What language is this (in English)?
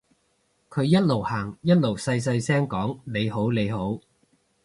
Cantonese